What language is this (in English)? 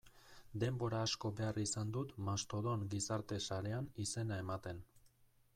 Basque